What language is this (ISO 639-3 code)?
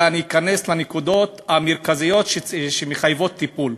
heb